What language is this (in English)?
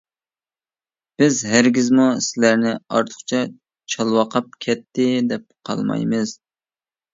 Uyghur